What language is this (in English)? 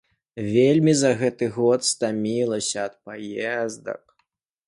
Belarusian